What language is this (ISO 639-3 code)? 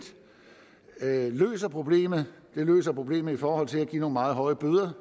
dan